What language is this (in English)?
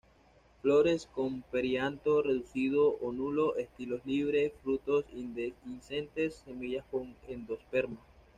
Spanish